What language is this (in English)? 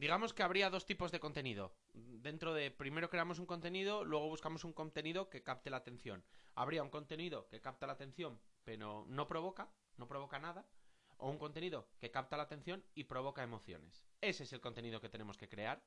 Spanish